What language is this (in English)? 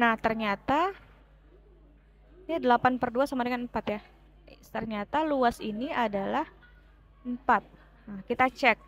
Indonesian